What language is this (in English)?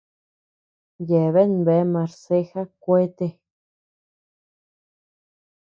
Tepeuxila Cuicatec